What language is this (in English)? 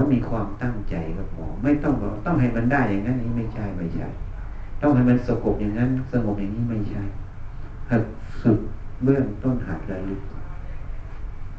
Thai